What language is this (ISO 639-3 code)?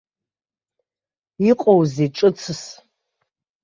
abk